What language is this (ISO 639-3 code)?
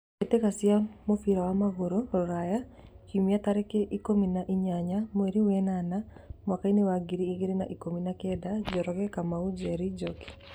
kik